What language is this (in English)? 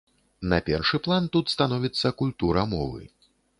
Belarusian